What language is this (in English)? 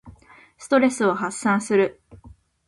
Japanese